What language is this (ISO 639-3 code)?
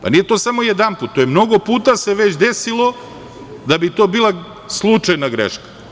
srp